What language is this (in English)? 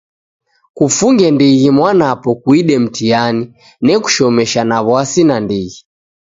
Taita